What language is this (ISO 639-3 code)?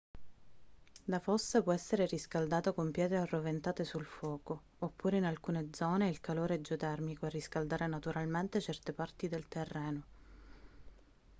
ita